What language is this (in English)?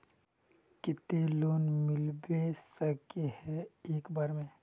Magahi